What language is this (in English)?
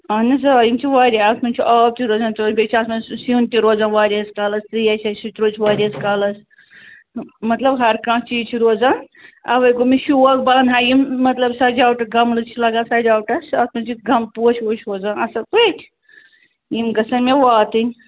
Kashmiri